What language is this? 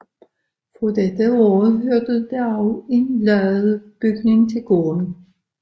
Danish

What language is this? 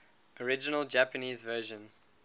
English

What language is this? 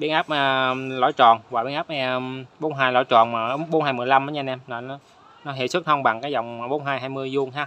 Vietnamese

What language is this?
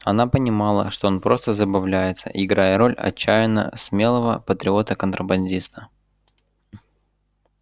Russian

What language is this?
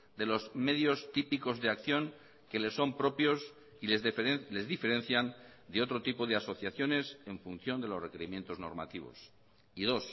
Spanish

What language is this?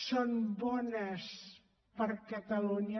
Catalan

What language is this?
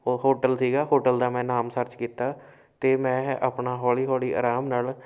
Punjabi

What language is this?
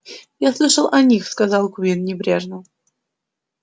Russian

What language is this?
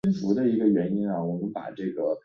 Chinese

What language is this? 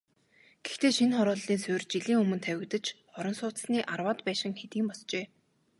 Mongolian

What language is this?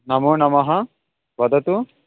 Sanskrit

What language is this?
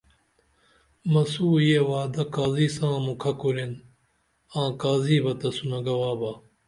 Dameli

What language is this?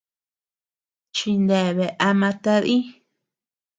Tepeuxila Cuicatec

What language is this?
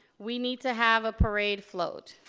English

